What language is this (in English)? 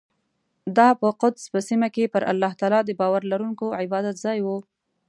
Pashto